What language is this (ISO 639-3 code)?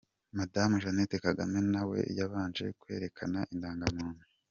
kin